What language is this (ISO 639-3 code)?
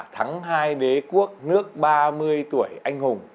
vie